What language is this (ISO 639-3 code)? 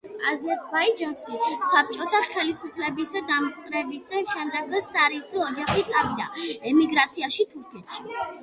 kat